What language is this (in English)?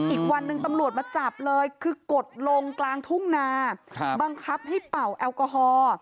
Thai